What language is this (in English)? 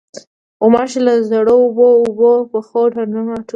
Pashto